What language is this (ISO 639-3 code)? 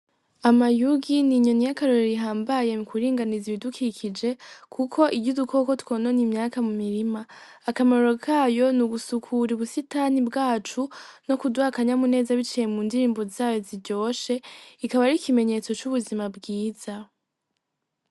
run